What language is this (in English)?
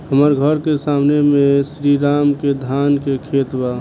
Bhojpuri